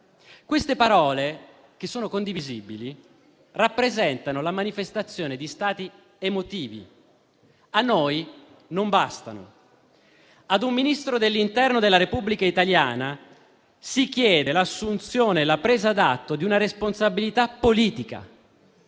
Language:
Italian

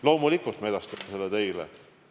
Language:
Estonian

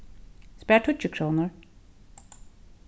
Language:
Faroese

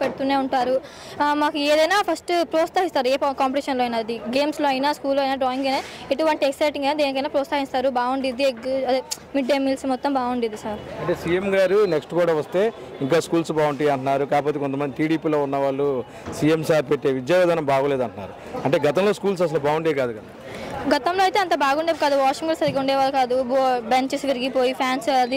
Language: Telugu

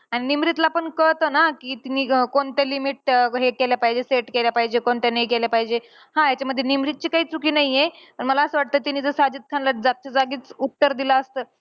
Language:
Marathi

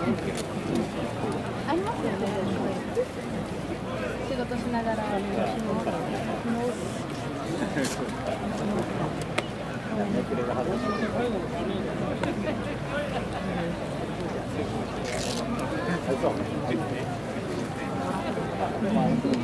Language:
Japanese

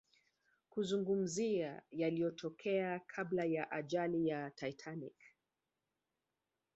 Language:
Swahili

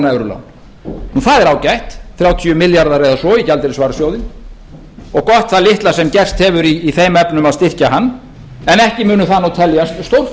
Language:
Icelandic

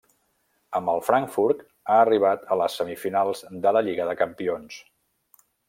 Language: Catalan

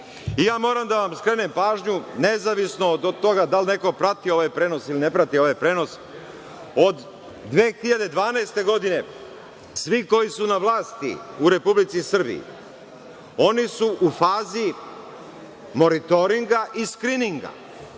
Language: Serbian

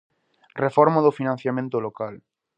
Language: Galician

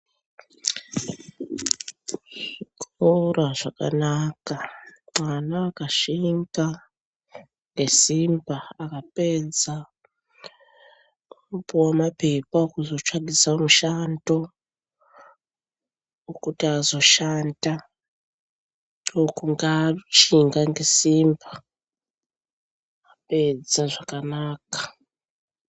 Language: Ndau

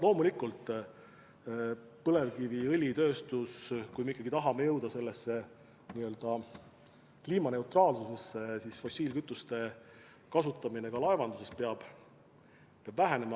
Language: Estonian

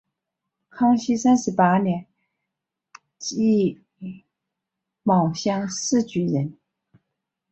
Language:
Chinese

